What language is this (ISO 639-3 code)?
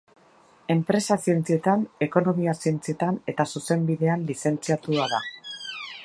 eus